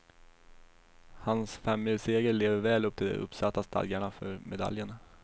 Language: Swedish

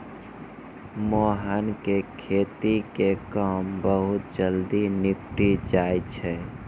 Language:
Maithili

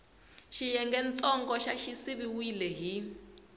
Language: Tsonga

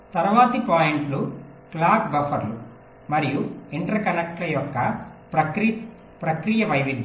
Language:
Telugu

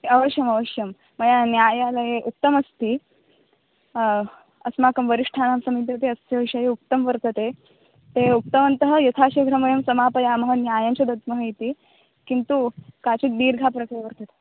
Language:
Sanskrit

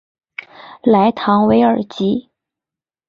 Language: Chinese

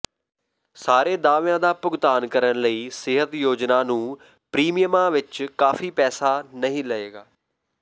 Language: Punjabi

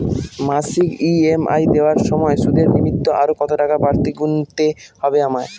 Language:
Bangla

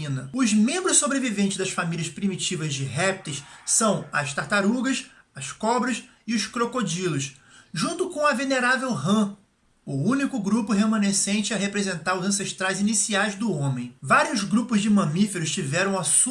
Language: Portuguese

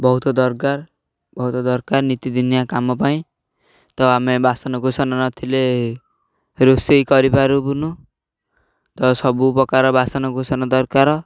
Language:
Odia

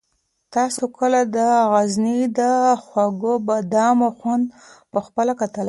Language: Pashto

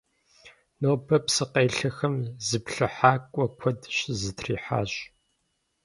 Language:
Kabardian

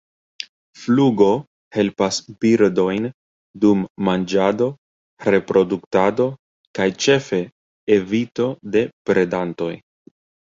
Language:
Esperanto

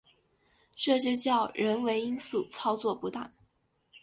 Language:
Chinese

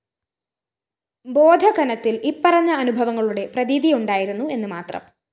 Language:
Malayalam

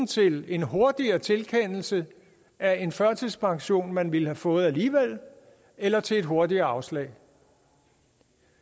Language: Danish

